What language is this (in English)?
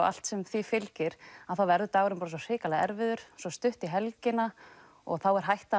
Icelandic